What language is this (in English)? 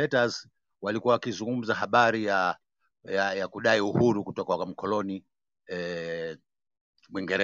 Swahili